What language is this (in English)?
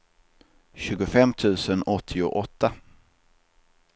Swedish